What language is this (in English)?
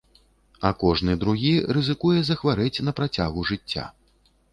Belarusian